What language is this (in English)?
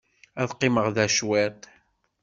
Kabyle